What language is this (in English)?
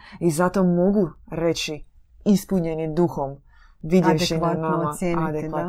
Croatian